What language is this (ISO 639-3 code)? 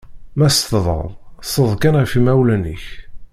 kab